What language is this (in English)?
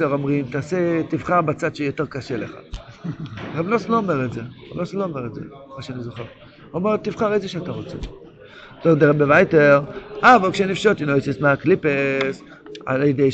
Hebrew